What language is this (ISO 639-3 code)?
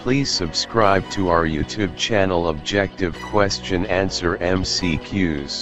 eng